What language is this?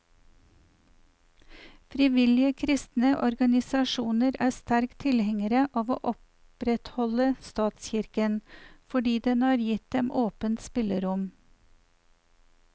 Norwegian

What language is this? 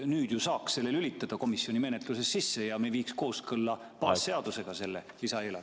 Estonian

